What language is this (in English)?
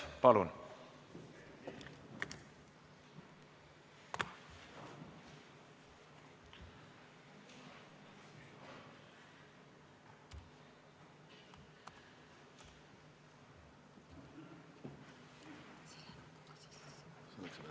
Estonian